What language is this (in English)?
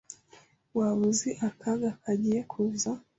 Kinyarwanda